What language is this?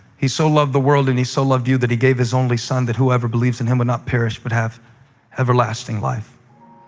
English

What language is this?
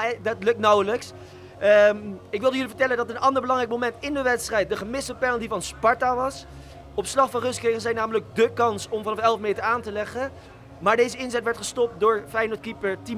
Dutch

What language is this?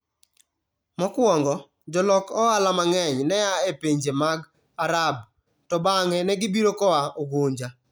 Luo (Kenya and Tanzania)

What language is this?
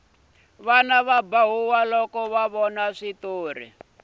Tsonga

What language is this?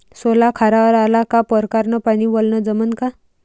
Marathi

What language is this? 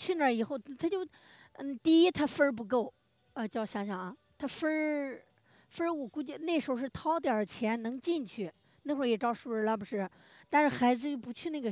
Chinese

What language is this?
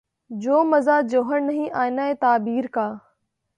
Urdu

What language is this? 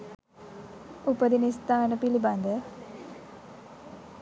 Sinhala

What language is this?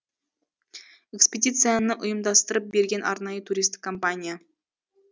Kazakh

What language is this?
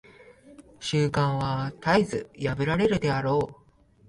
Japanese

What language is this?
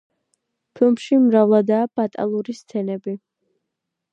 Georgian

